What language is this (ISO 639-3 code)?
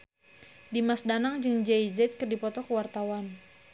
sun